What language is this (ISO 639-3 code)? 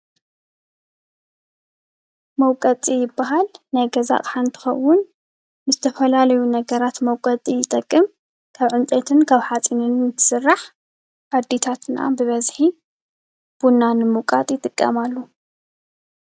tir